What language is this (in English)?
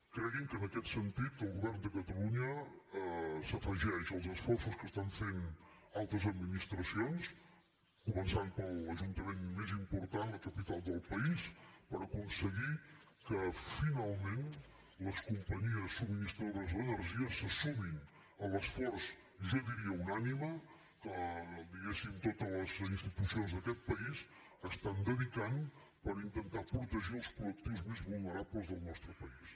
Catalan